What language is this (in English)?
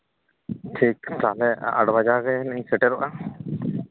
Santali